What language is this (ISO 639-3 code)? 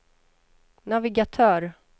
swe